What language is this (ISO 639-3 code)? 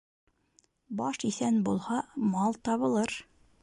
bak